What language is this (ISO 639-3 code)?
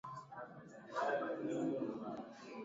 swa